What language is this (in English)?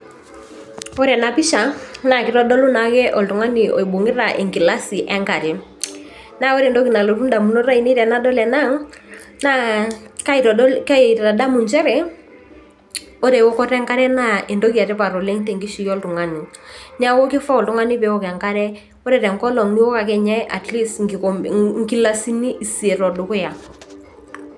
Masai